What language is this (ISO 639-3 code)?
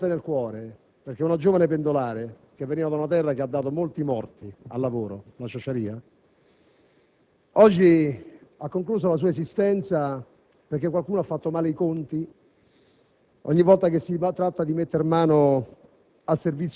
ita